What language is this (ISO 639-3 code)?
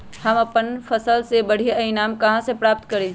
mag